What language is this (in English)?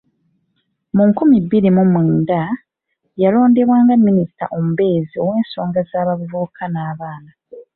Ganda